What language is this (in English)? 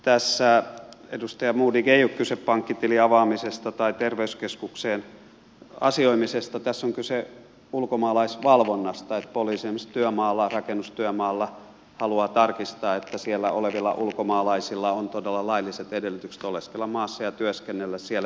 Finnish